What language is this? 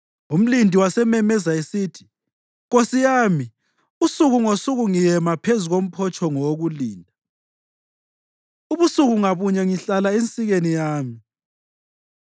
North Ndebele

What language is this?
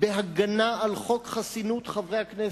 Hebrew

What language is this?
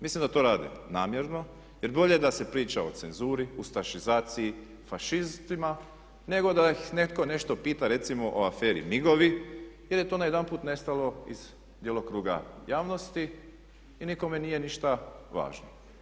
Croatian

